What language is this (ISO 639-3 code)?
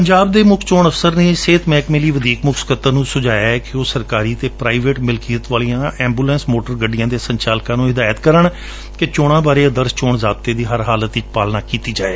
pan